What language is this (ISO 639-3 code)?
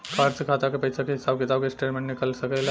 bho